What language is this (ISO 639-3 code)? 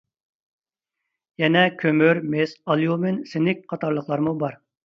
uig